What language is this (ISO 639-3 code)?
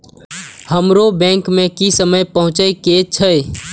mai